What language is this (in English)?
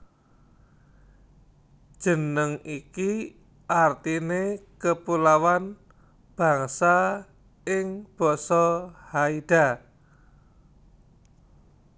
Javanese